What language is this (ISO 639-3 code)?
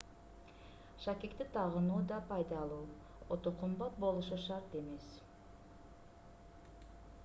kir